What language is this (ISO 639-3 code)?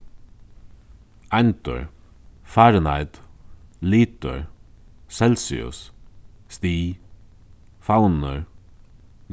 fao